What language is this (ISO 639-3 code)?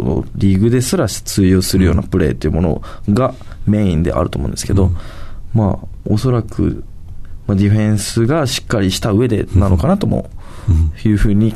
jpn